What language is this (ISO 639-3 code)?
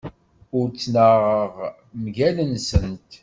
kab